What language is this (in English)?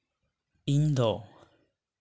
Santali